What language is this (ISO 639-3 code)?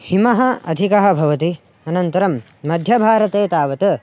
san